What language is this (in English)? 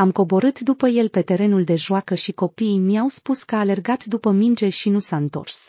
Romanian